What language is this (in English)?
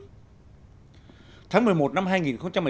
Vietnamese